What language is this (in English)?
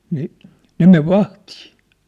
Finnish